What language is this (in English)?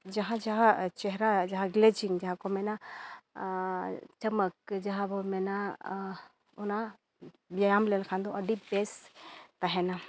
Santali